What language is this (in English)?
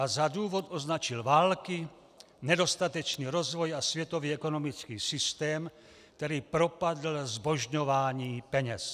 Czech